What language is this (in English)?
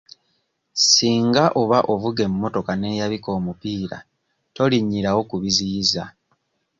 Ganda